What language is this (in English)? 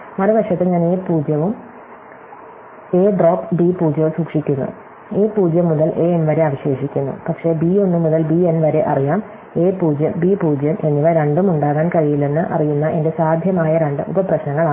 Malayalam